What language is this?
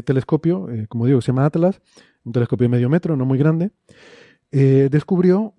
Spanish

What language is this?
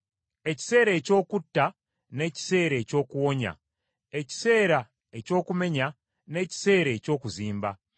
Ganda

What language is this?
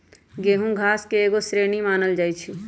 Magahi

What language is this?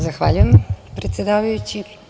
Serbian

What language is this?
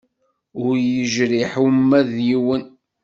Kabyle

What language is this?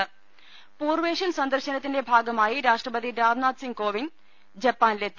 Malayalam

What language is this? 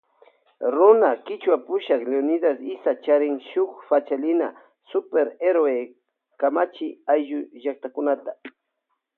Loja Highland Quichua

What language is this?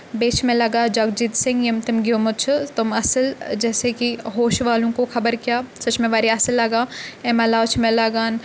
Kashmiri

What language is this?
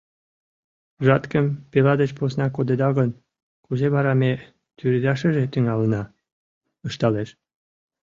Mari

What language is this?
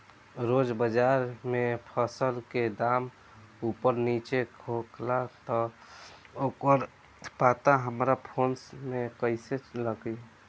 Bhojpuri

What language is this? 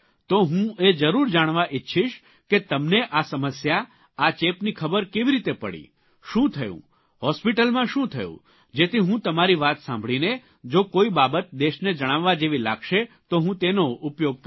Gujarati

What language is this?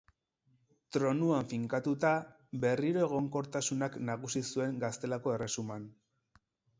Basque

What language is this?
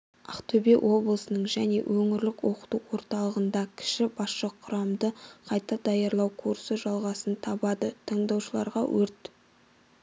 Kazakh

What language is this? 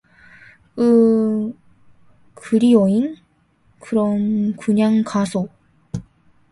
Korean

